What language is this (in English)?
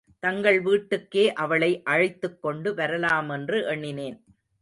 Tamil